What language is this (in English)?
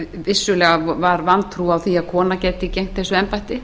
Icelandic